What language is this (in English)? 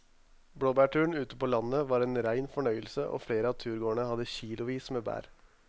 Norwegian